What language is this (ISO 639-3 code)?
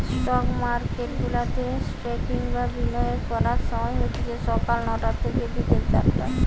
ben